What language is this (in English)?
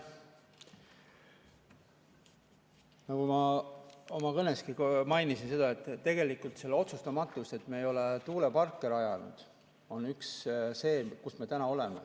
Estonian